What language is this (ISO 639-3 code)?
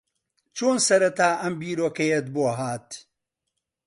ckb